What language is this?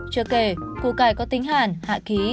Vietnamese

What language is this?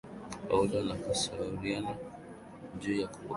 Swahili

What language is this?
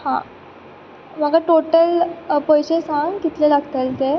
Konkani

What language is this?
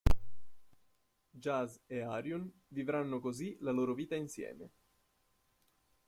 Italian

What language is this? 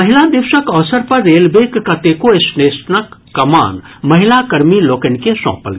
Maithili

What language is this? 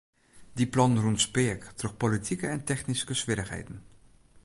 Western Frisian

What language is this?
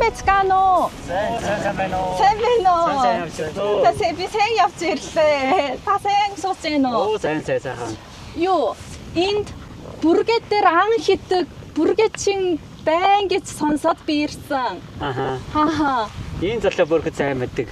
Korean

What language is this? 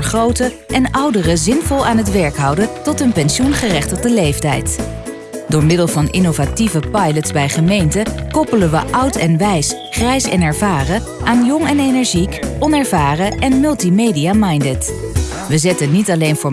Dutch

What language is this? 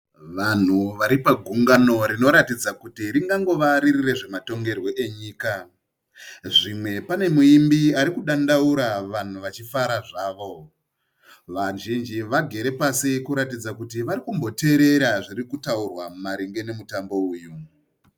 Shona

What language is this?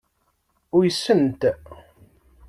Kabyle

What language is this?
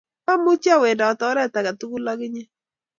Kalenjin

